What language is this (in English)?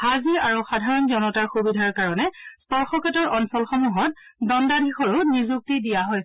Assamese